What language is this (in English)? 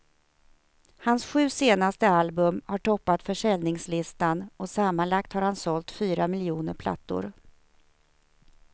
Swedish